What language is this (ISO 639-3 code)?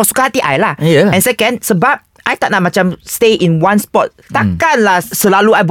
msa